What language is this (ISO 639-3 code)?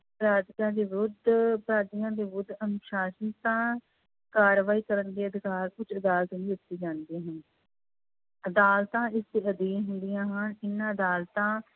pan